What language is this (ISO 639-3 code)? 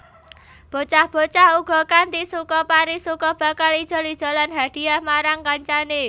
jav